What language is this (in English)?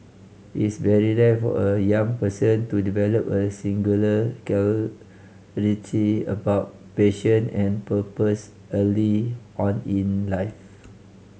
English